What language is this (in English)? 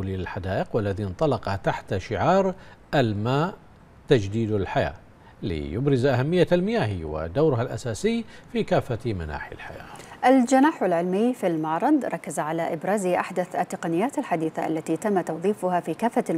Arabic